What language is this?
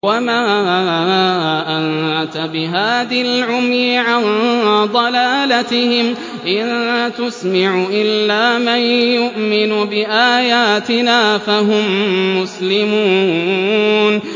Arabic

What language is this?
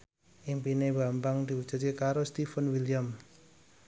Javanese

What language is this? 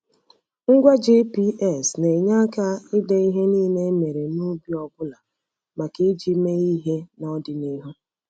Igbo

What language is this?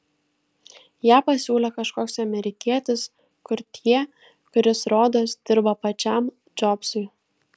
Lithuanian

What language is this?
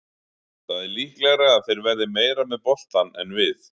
Icelandic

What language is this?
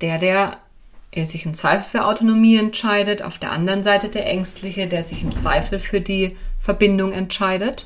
German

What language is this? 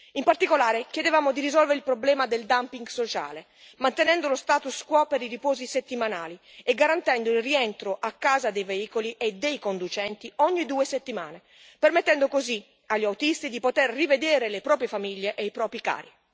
Italian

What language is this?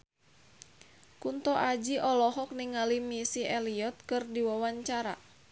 Sundanese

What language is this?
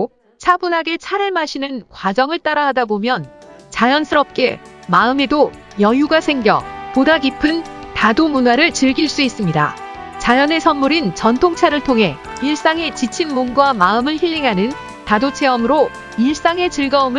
Korean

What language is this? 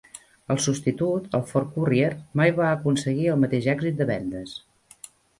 Catalan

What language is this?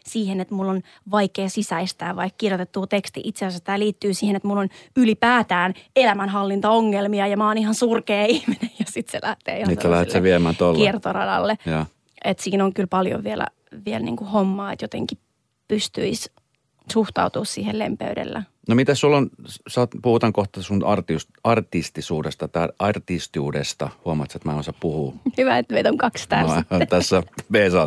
Finnish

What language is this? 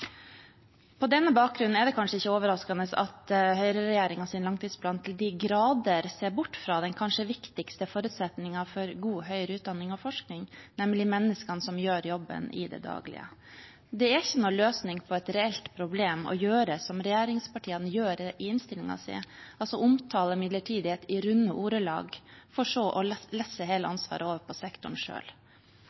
Norwegian Bokmål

